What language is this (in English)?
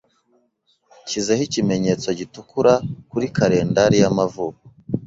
Kinyarwanda